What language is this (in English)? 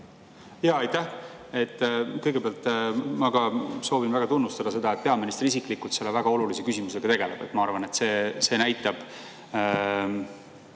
Estonian